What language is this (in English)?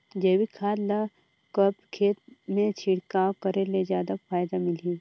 Chhattisgarhi